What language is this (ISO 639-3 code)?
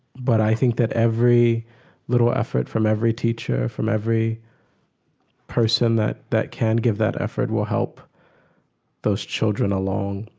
eng